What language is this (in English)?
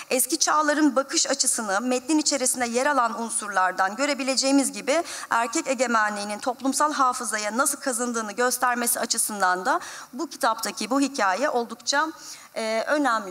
Turkish